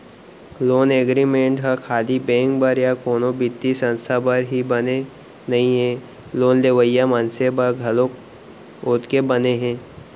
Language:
Chhattisgarhi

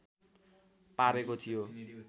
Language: Nepali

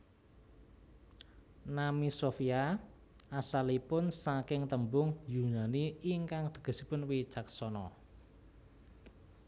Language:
Javanese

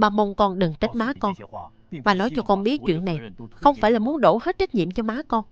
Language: Vietnamese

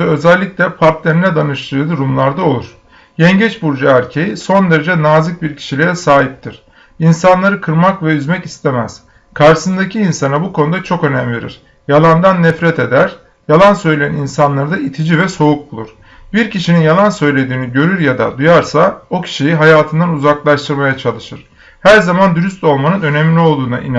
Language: Turkish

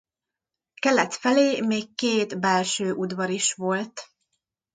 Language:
Hungarian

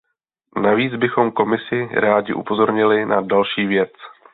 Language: Czech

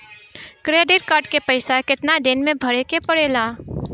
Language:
Bhojpuri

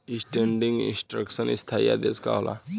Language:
Bhojpuri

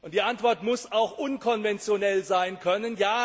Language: German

